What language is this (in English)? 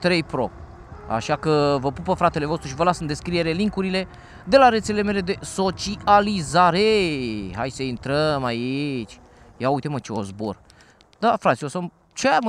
Romanian